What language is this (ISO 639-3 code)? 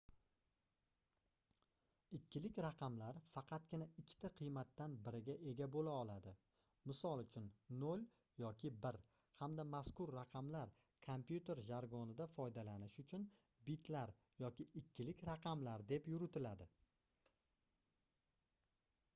uzb